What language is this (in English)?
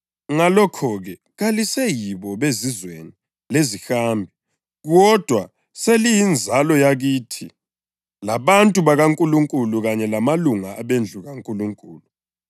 North Ndebele